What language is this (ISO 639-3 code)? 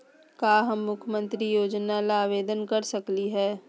mag